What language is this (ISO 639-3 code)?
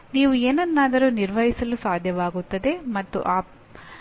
kan